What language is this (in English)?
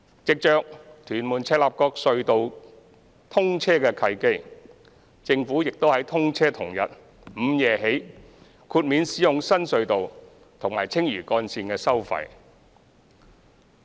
Cantonese